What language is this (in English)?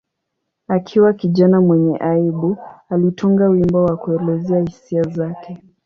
Swahili